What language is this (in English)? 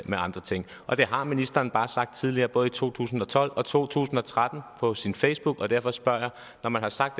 Danish